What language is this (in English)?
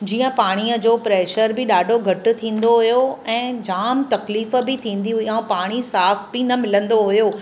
Sindhi